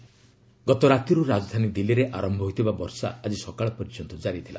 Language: Odia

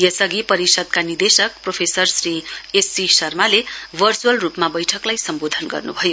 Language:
Nepali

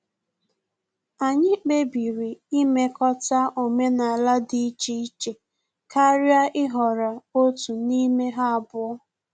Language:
Igbo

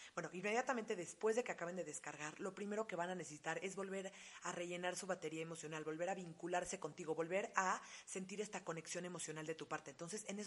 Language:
Spanish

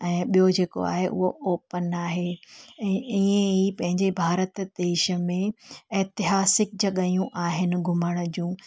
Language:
Sindhi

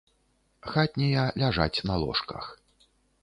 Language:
Belarusian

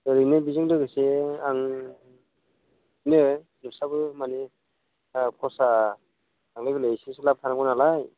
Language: Bodo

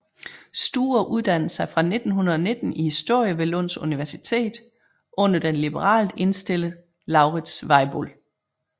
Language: Danish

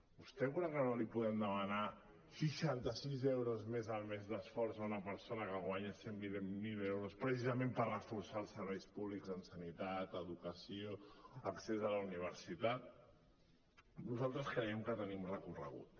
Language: Catalan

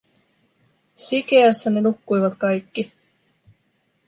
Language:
Finnish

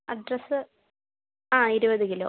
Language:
Malayalam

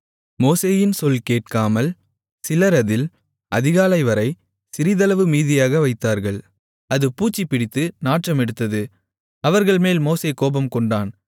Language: Tamil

